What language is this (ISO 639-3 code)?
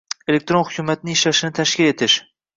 uzb